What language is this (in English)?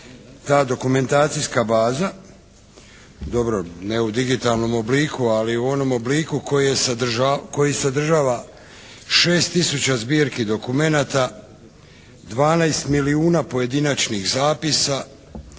Croatian